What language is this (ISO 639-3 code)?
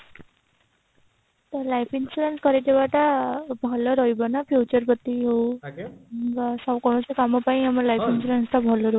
ori